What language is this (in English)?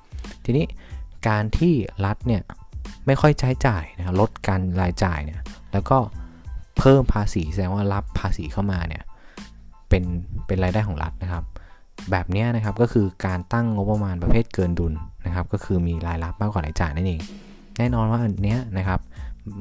Thai